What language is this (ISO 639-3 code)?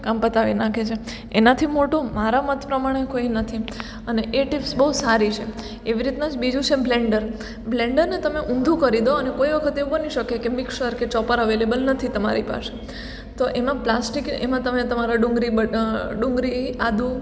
guj